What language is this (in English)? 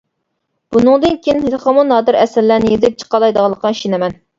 Uyghur